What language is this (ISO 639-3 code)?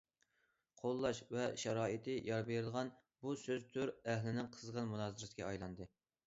uig